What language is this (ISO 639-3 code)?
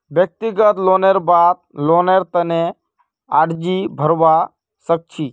mag